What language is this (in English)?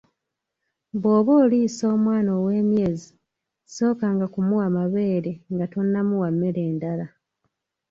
Ganda